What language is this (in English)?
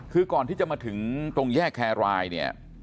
Thai